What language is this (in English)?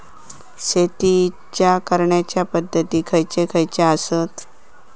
Marathi